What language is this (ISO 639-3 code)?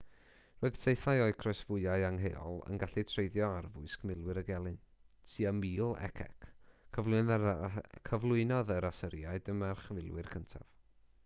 cym